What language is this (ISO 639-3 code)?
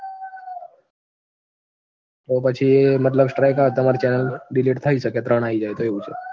guj